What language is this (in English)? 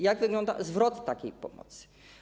Polish